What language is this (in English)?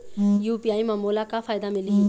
Chhattisgarhi